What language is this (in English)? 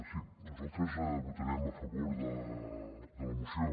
Catalan